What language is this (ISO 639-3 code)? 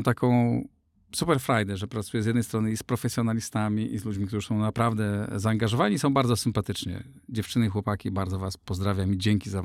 pol